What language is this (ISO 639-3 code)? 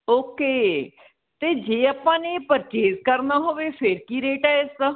pan